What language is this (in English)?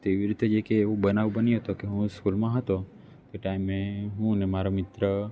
Gujarati